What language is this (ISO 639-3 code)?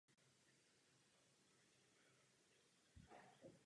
ces